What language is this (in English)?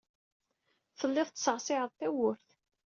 Kabyle